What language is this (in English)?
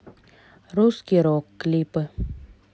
Russian